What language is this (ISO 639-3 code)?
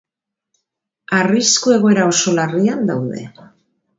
eus